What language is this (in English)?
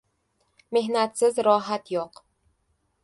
Uzbek